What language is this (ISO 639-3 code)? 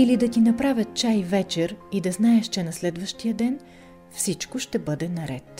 bul